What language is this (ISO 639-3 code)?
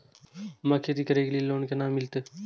mai